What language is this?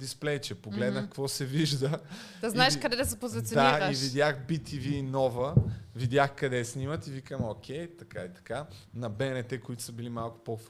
Bulgarian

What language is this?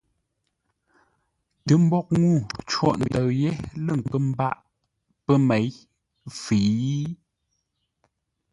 Ngombale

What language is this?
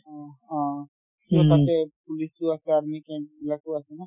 Assamese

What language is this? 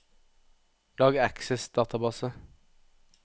Norwegian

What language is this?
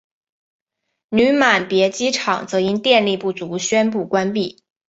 Chinese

